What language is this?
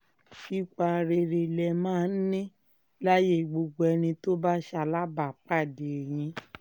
Yoruba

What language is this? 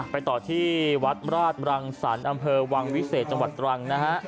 Thai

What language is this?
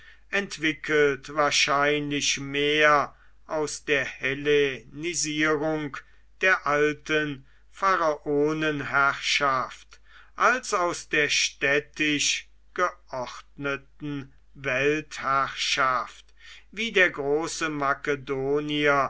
German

